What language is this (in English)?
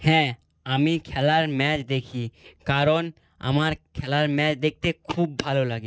Bangla